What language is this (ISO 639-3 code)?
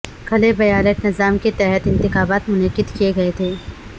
urd